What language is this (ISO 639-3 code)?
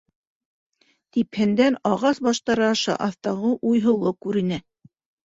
bak